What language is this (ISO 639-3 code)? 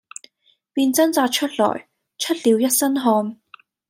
yue